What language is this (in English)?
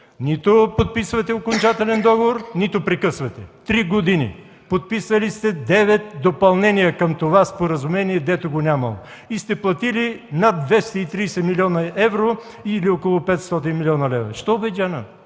Bulgarian